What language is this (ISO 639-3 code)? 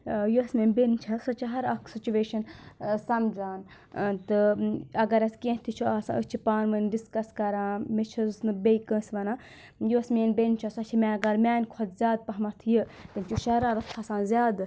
kas